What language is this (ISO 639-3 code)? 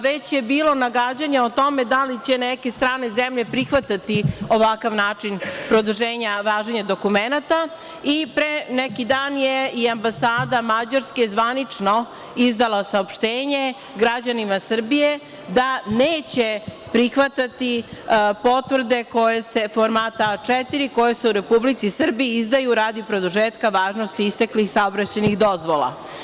srp